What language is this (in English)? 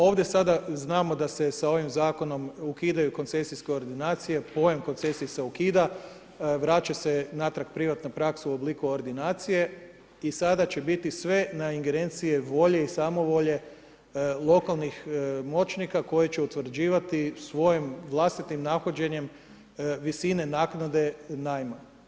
Croatian